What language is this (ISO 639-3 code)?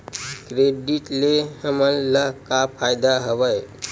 hne